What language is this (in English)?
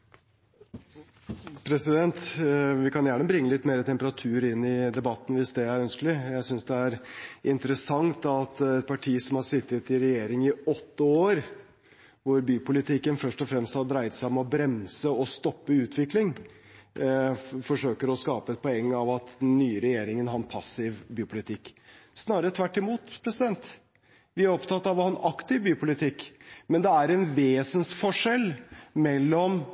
Norwegian